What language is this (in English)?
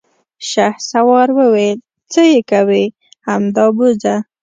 Pashto